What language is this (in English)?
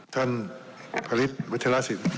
Thai